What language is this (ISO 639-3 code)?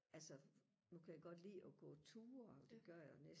dan